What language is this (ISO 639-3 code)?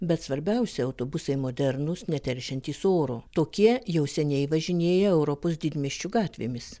lit